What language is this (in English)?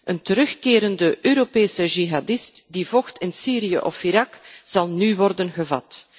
Dutch